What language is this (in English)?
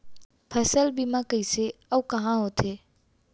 Chhattisgarhi